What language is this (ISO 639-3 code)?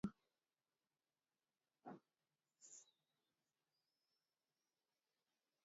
kln